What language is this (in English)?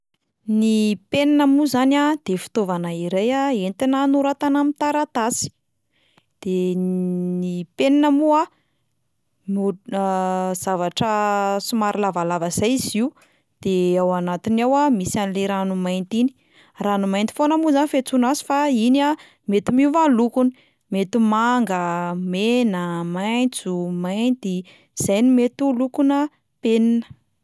Malagasy